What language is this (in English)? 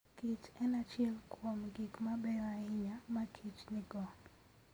Luo (Kenya and Tanzania)